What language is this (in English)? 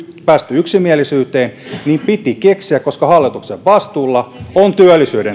Finnish